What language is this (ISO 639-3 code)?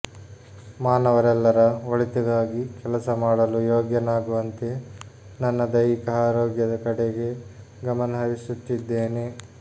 kan